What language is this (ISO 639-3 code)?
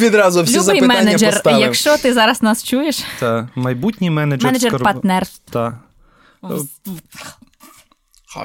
ukr